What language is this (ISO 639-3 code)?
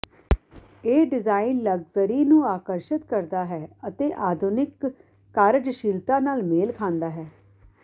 pan